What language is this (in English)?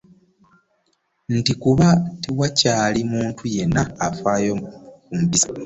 Ganda